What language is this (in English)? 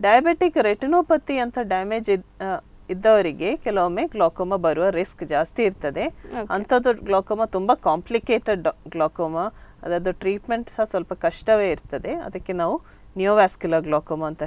Hindi